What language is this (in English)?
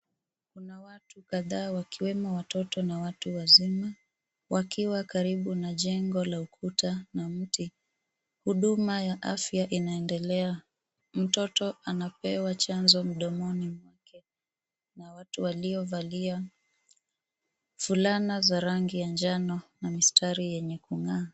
Swahili